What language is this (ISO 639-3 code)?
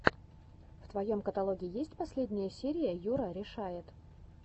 rus